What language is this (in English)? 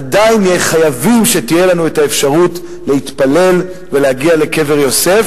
Hebrew